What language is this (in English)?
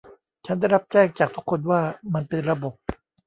Thai